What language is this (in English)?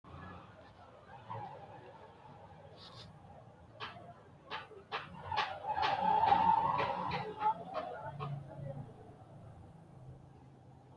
Sidamo